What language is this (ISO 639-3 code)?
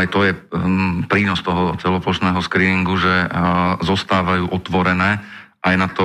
slk